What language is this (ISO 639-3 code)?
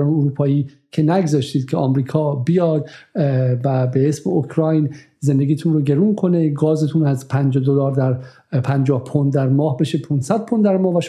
fas